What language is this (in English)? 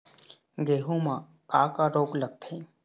Chhattisgarhi